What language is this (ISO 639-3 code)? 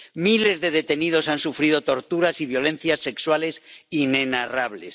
spa